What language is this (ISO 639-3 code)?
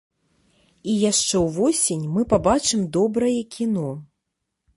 bel